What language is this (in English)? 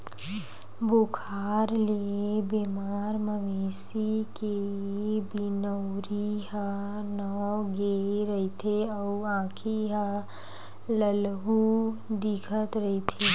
Chhattisgarhi